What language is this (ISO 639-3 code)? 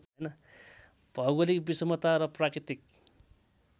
nep